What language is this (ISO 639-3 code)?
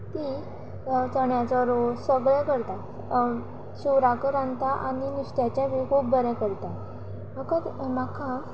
kok